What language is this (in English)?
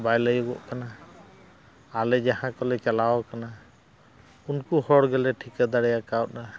Santali